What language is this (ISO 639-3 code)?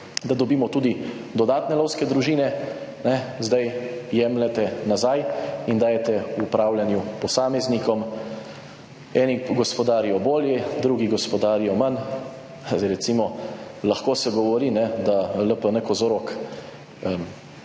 slv